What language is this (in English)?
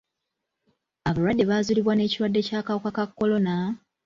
Ganda